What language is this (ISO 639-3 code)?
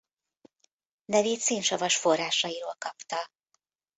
hun